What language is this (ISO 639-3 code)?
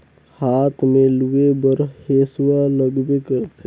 hne